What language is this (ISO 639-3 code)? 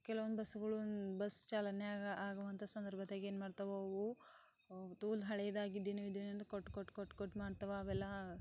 kan